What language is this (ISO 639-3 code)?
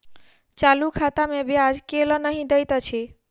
mai